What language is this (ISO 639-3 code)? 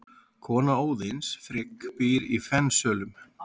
isl